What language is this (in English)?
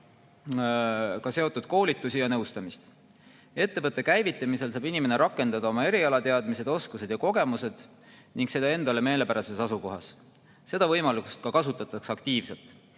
Estonian